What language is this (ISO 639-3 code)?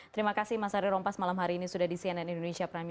ind